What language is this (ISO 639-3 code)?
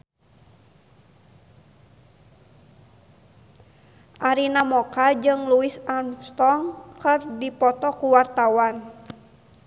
sun